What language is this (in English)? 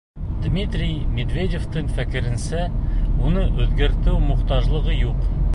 Bashkir